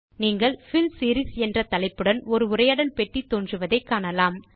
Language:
Tamil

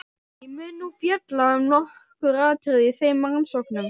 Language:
Icelandic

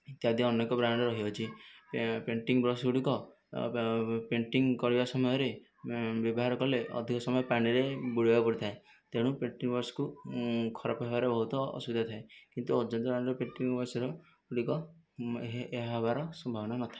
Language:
Odia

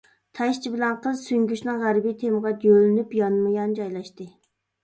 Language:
Uyghur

